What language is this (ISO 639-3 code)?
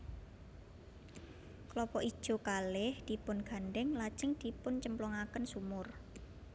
jav